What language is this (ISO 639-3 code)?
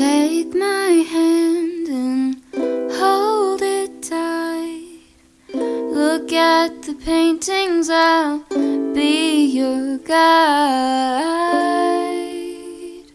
eng